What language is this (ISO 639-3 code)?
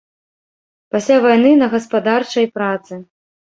bel